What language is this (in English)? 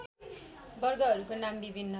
Nepali